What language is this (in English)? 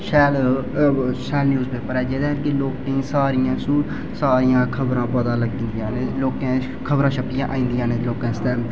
Dogri